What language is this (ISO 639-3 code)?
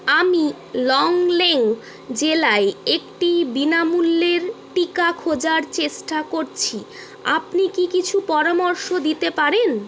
ben